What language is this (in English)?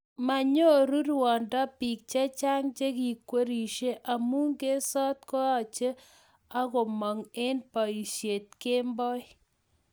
Kalenjin